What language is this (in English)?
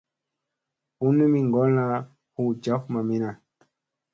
Musey